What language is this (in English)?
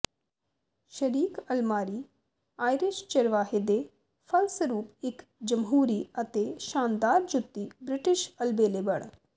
Punjabi